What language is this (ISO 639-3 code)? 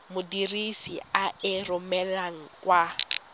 tsn